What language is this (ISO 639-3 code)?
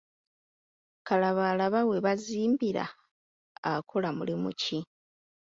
lug